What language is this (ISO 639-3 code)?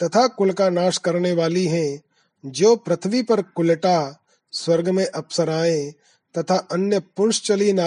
hin